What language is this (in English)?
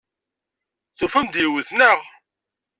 Kabyle